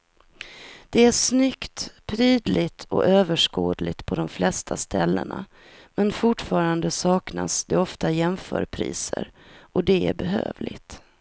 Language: Swedish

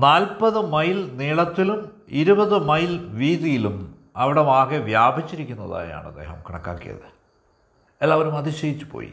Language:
Malayalam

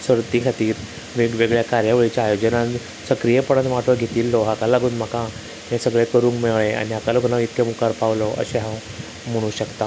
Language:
Konkani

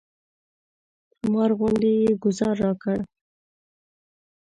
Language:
Pashto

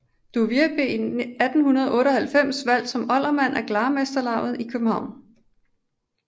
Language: Danish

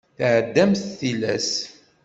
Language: Kabyle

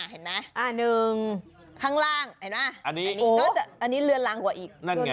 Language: Thai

